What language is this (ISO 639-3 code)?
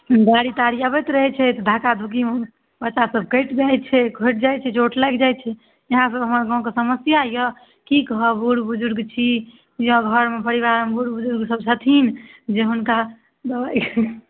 mai